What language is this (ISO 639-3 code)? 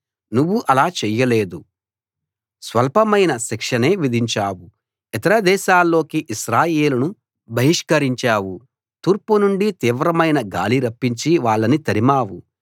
tel